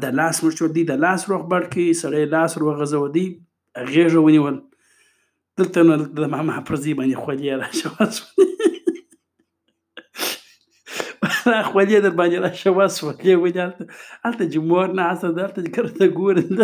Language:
Urdu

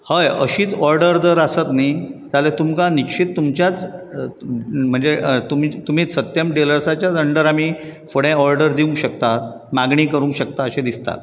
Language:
Konkani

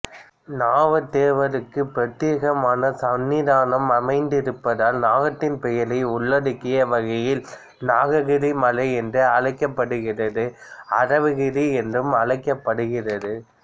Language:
Tamil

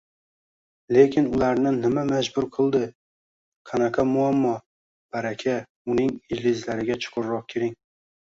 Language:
Uzbek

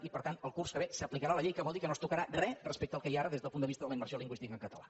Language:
Catalan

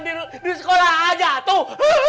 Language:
Indonesian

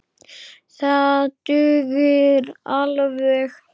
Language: Icelandic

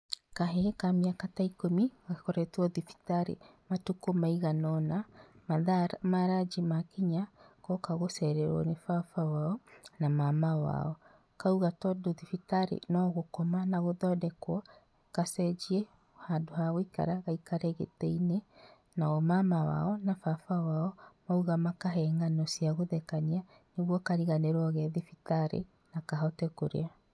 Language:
Kikuyu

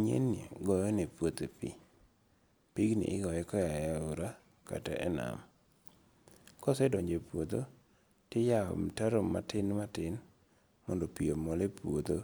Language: Luo (Kenya and Tanzania)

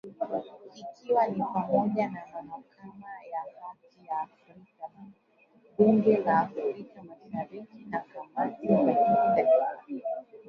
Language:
Swahili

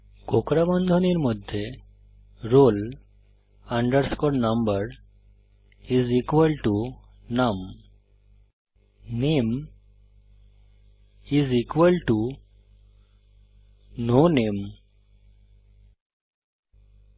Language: Bangla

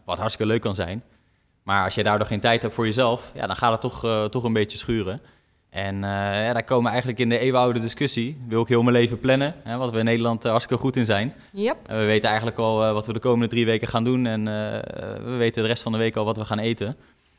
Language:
Dutch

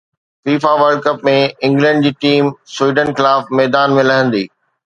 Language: Sindhi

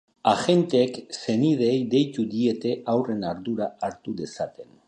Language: Basque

